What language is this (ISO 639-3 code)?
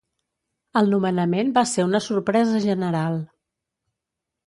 cat